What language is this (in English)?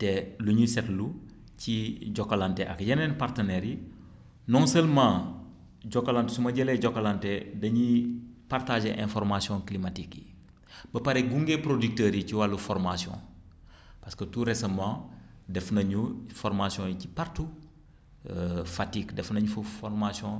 Wolof